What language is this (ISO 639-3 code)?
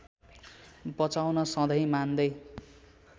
nep